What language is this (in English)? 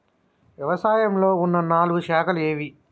Telugu